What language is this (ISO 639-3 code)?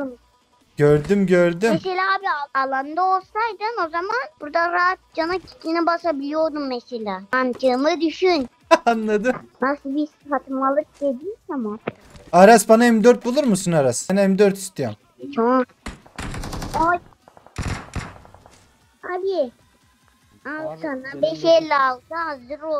tur